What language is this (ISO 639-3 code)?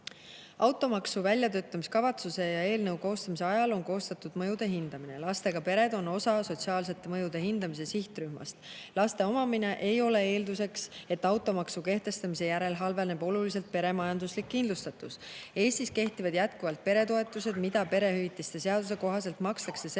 est